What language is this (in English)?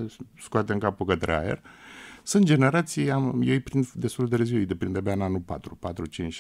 Romanian